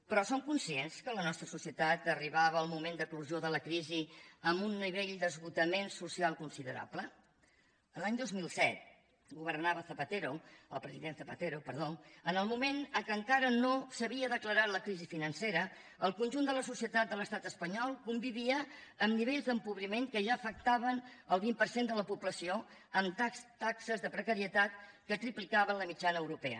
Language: Catalan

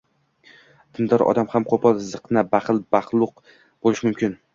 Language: Uzbek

